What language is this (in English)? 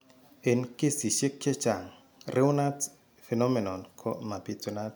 Kalenjin